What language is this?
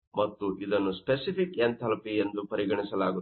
Kannada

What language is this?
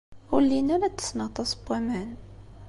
Kabyle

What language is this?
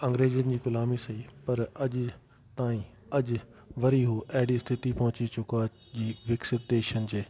Sindhi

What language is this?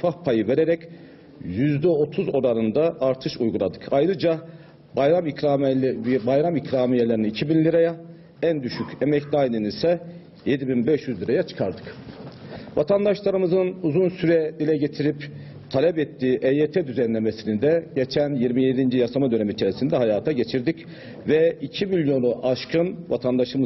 Turkish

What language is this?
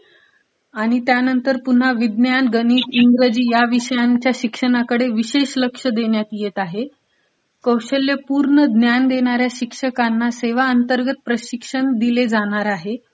Marathi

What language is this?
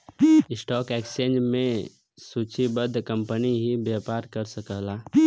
Bhojpuri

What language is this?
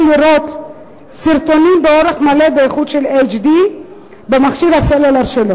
Hebrew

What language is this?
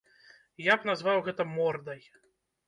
Belarusian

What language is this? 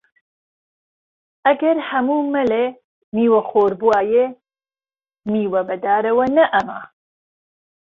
Central Kurdish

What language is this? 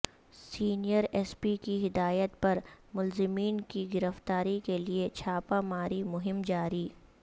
Urdu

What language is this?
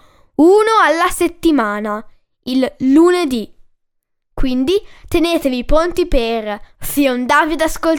Italian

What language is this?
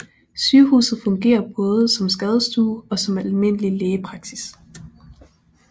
Danish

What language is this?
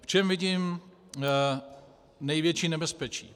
Czech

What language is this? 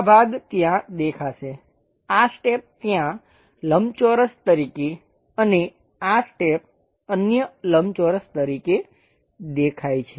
Gujarati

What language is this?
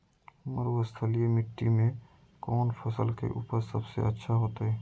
Magahi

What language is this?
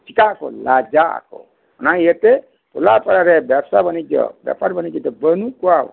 Santali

